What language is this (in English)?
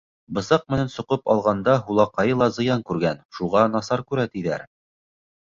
Bashkir